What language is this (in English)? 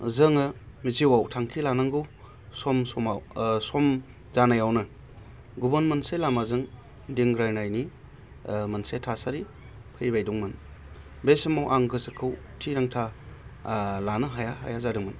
Bodo